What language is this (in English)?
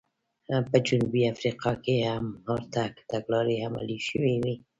Pashto